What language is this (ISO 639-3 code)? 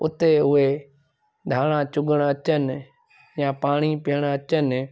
snd